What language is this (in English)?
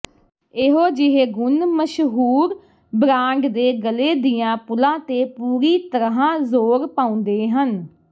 Punjabi